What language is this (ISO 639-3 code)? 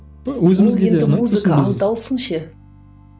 kaz